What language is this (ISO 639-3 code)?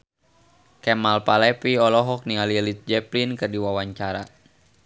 sun